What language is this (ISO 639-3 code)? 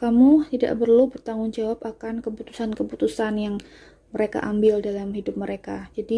ind